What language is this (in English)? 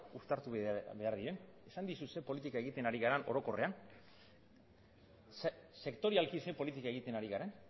Basque